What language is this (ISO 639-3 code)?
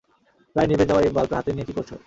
ben